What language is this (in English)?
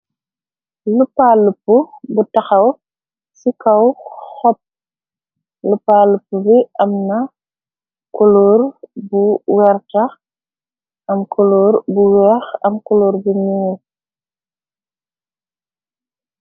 Wolof